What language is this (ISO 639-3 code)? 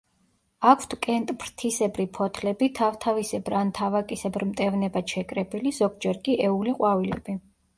kat